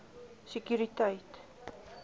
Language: Afrikaans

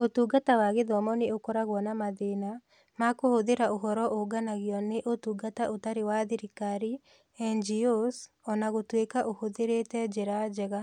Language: Kikuyu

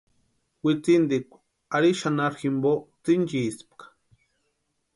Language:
Western Highland Purepecha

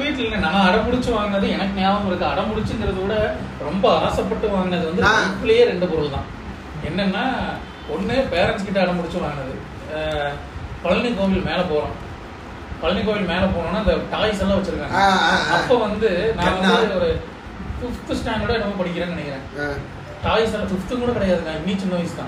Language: Tamil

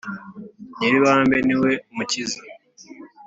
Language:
Kinyarwanda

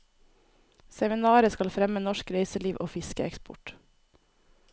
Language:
Norwegian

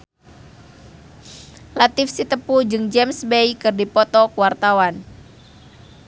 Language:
Sundanese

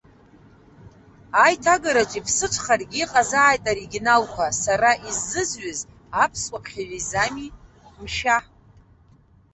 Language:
Abkhazian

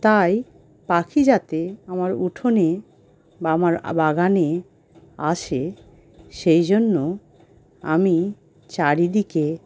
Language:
Bangla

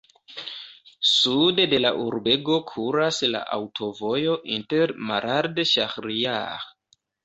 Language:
Esperanto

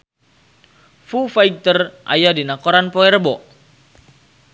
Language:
Sundanese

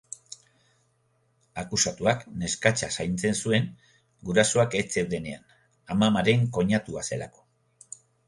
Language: Basque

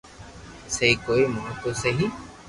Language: Loarki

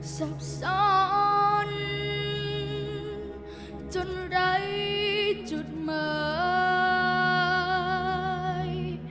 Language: Thai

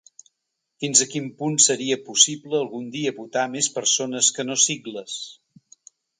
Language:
Catalan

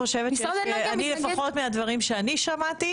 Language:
Hebrew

